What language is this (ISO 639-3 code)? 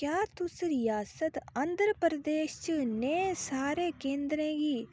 doi